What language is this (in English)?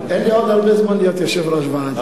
Hebrew